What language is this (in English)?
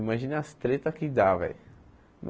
Portuguese